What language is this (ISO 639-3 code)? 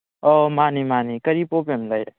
mni